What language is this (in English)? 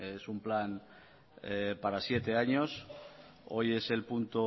Spanish